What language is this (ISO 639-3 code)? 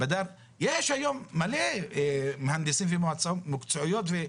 heb